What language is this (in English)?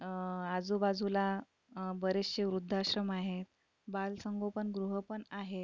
Marathi